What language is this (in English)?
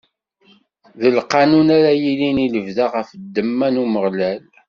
Kabyle